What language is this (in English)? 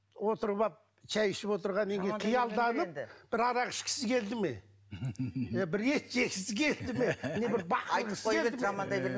Kazakh